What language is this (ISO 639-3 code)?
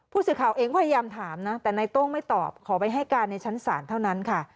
tha